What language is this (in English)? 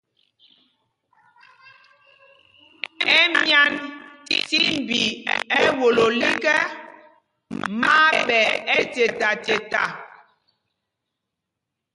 Mpumpong